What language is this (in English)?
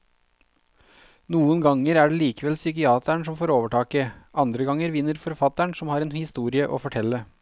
Norwegian